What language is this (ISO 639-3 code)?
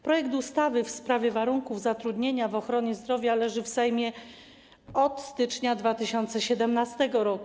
pol